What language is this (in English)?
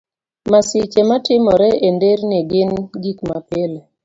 Luo (Kenya and Tanzania)